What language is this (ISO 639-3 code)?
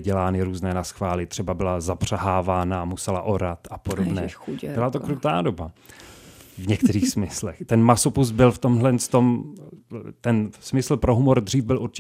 ces